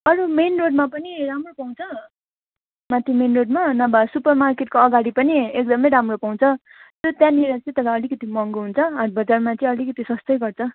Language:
Nepali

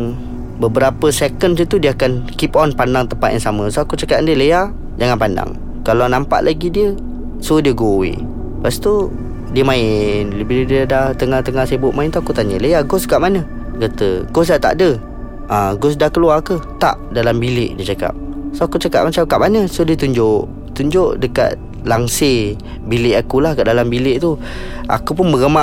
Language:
Malay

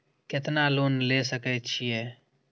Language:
Maithili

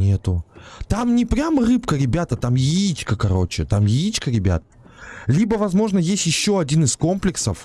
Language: Russian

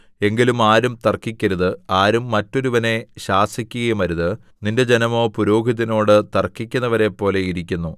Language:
Malayalam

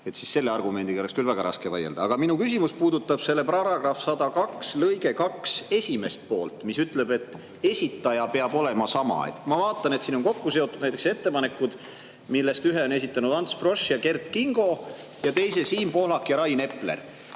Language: Estonian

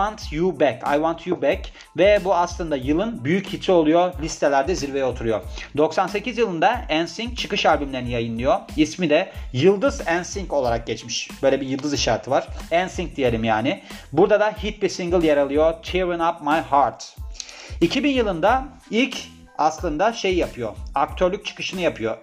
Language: Turkish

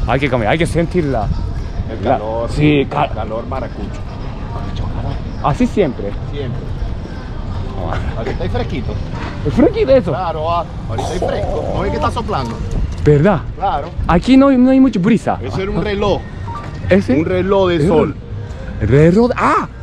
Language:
Spanish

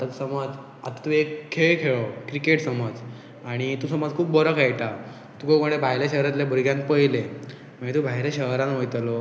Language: Konkani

